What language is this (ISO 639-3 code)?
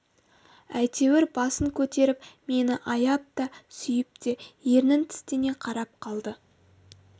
kaz